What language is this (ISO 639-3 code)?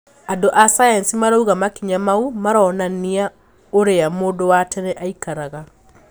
kik